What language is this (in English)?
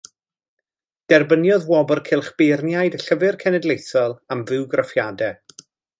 Welsh